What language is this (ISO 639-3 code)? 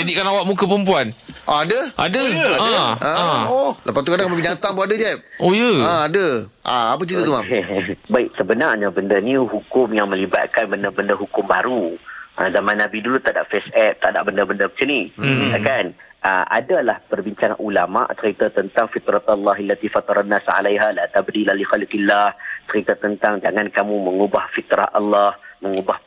msa